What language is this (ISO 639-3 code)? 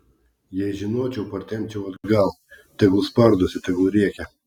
lit